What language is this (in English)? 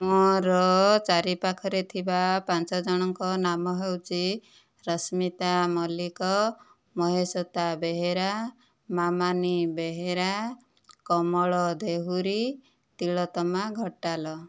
Odia